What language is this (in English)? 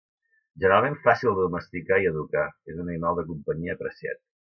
Catalan